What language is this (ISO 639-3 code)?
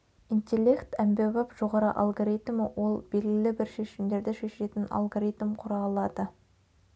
kaz